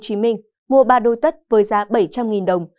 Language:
Vietnamese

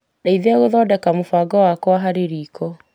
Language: Kikuyu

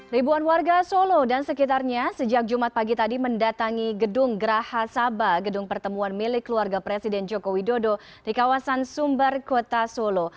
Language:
Indonesian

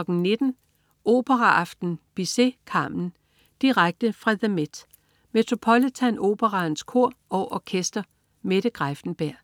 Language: Danish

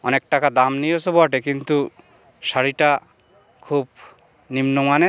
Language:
Bangla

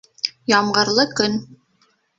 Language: Bashkir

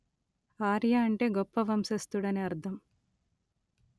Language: Telugu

